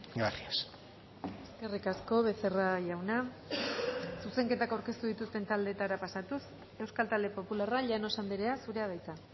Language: Basque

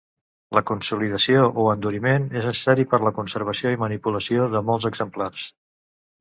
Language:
Catalan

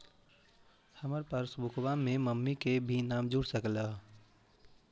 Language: Magahi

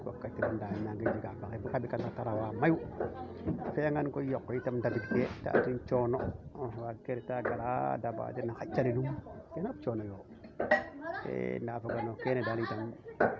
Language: Serer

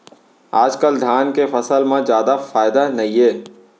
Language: Chhattisgarhi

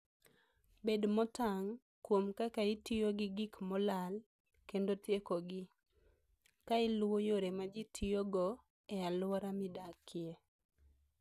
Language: Luo (Kenya and Tanzania)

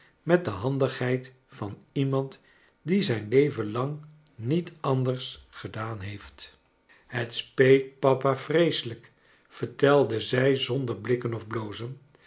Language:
Dutch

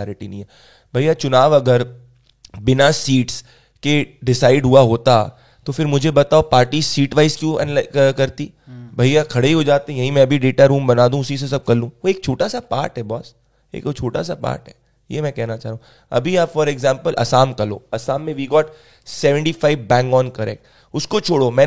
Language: Hindi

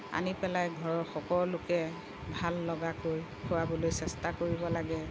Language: Assamese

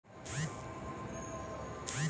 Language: Chhattisgarhi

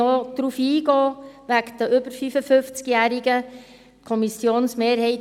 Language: Swiss German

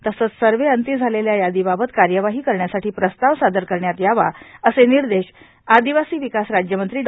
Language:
Marathi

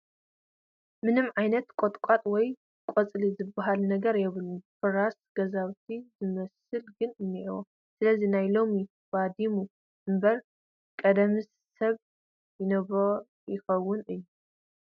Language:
Tigrinya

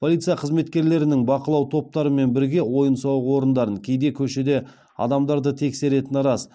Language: Kazakh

